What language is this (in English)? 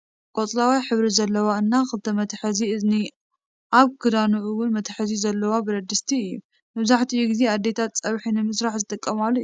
Tigrinya